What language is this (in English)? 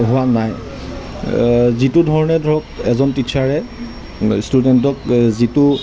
Assamese